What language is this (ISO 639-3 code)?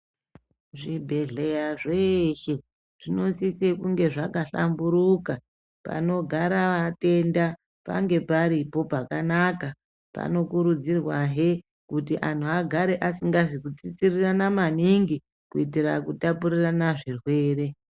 ndc